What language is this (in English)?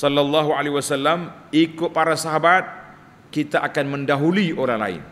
Malay